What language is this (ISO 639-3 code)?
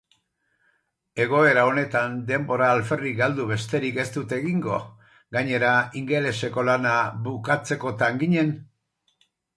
eus